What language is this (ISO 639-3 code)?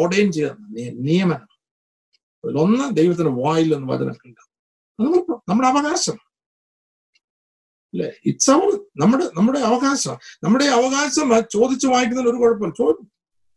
mal